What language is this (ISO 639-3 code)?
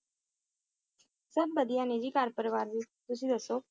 pan